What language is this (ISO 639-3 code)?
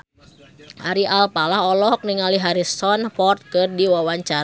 sun